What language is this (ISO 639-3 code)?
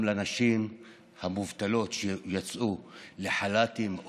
heb